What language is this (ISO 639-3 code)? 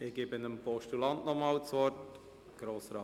gsw